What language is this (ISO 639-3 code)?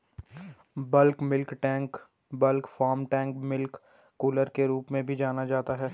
hin